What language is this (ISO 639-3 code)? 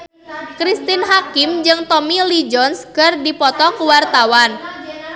sun